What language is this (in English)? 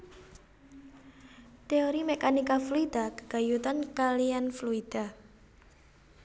Javanese